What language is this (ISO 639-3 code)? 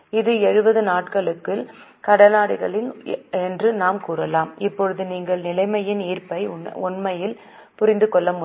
tam